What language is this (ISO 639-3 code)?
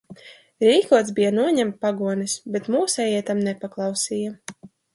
lav